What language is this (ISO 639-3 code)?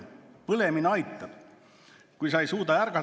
est